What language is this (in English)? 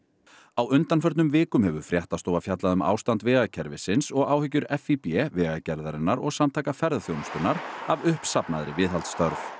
Icelandic